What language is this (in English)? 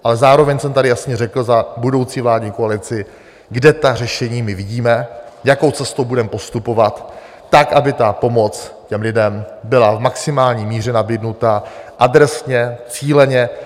Czech